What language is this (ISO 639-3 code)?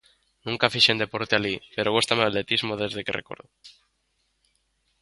glg